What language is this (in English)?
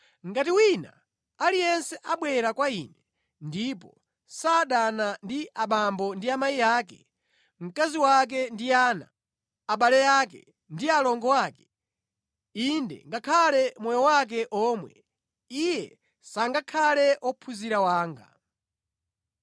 Nyanja